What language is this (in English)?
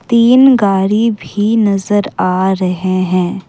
Hindi